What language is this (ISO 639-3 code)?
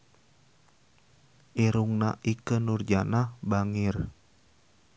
sun